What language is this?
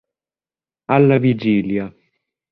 Italian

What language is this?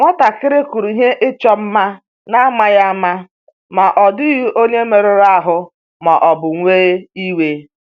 Igbo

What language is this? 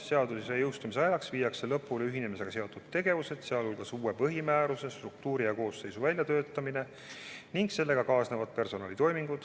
Estonian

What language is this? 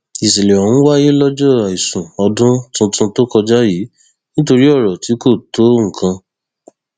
Yoruba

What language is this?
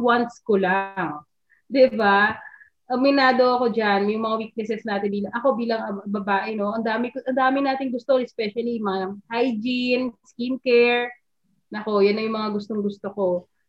Filipino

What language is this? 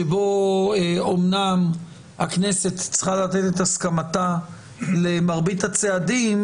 Hebrew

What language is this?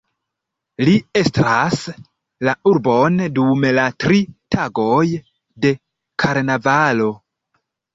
Esperanto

